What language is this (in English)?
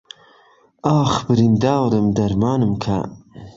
Central Kurdish